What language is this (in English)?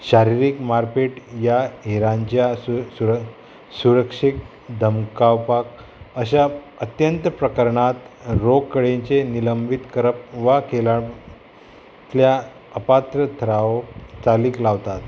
Konkani